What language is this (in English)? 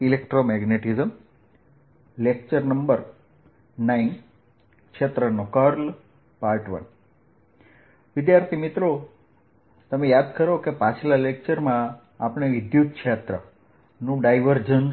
Gujarati